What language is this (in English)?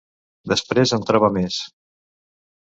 Catalan